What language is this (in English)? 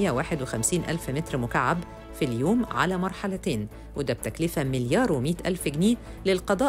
Arabic